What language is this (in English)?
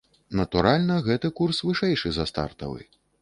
Belarusian